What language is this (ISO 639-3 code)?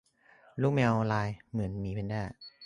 tha